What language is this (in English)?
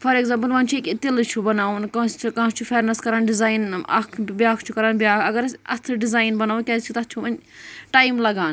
Kashmiri